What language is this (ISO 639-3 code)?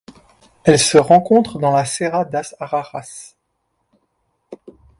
fra